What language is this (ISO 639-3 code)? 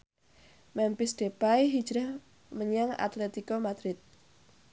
jav